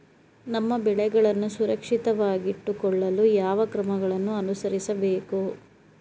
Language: Kannada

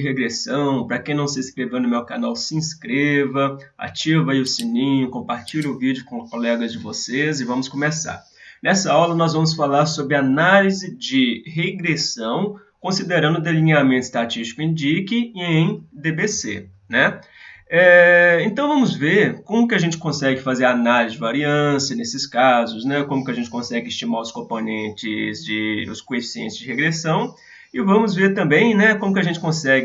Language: Portuguese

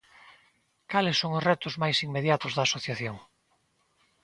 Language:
Galician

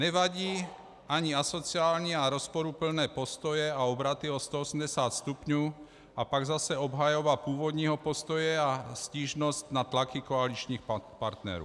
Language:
Czech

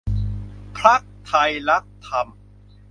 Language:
Thai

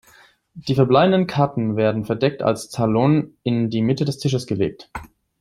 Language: German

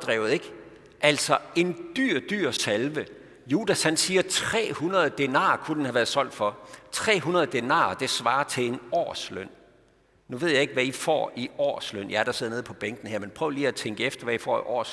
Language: Danish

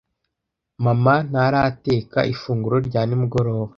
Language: Kinyarwanda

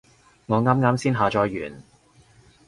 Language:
Cantonese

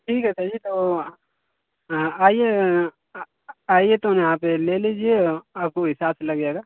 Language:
Hindi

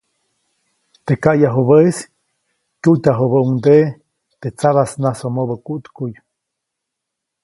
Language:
Copainalá Zoque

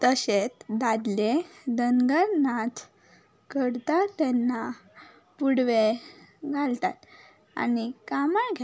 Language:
Konkani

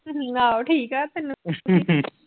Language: Punjabi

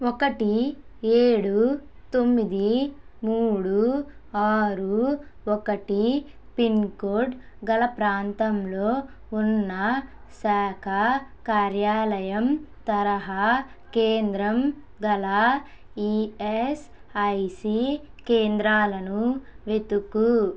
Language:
Telugu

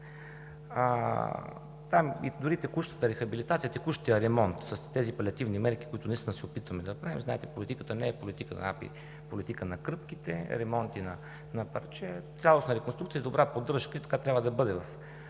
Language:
Bulgarian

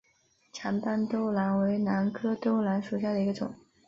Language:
Chinese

